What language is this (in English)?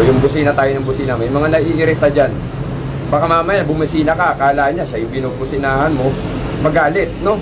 Filipino